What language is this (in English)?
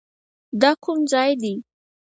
Pashto